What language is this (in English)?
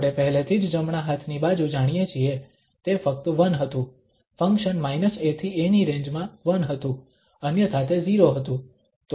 Gujarati